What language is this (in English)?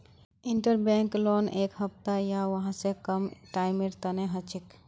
Magahi